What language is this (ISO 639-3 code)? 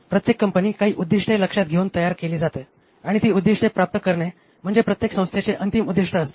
mar